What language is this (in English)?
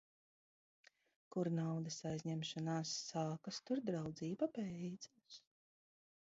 Latvian